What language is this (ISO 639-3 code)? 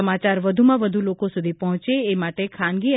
guj